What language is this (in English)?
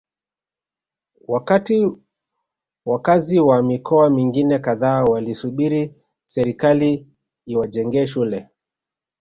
Swahili